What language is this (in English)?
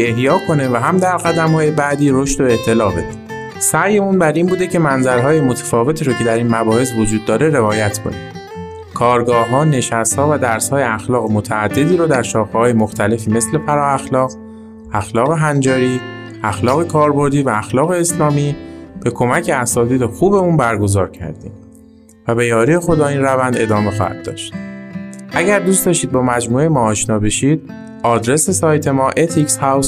Persian